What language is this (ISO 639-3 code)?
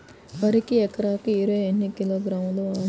tel